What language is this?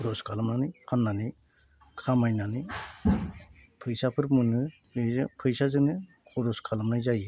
Bodo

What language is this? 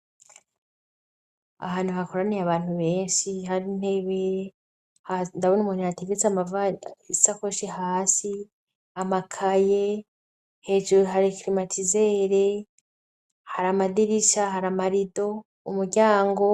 Rundi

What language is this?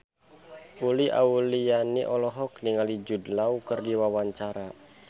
Sundanese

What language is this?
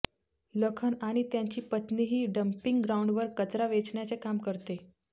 Marathi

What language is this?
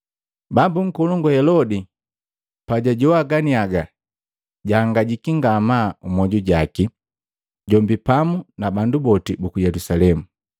Matengo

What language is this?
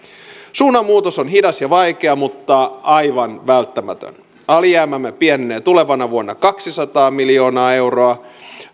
Finnish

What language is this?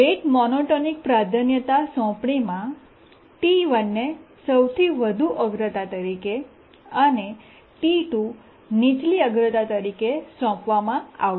Gujarati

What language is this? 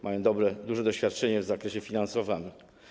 Polish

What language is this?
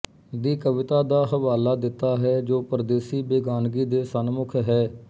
Punjabi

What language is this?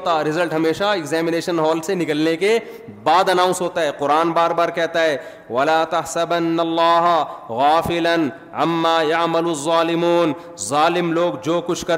Urdu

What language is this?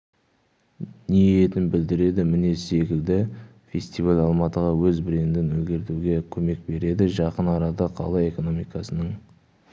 Kazakh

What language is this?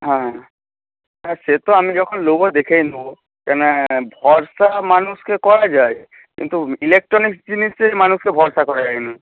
Bangla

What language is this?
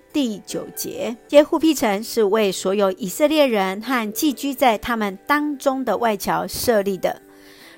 Chinese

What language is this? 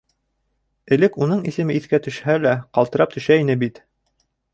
Bashkir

